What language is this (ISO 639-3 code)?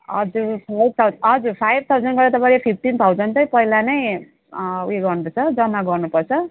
nep